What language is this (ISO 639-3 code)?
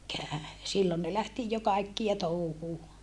fin